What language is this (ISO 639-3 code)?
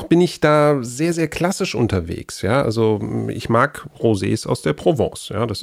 deu